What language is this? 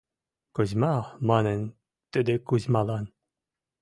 Western Mari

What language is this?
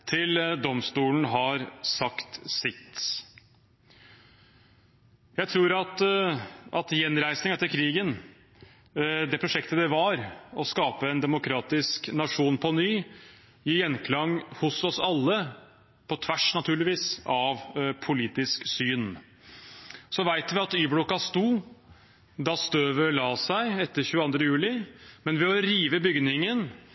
Norwegian Bokmål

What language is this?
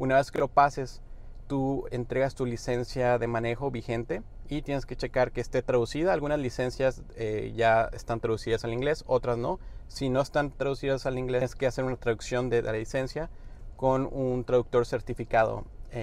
Spanish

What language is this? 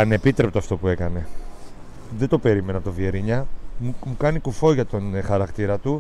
Greek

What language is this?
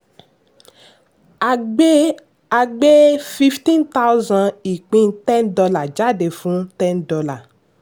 Yoruba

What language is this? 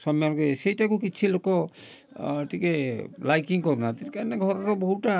Odia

